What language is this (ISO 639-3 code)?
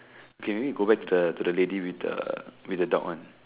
eng